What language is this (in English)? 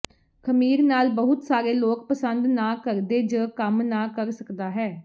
Punjabi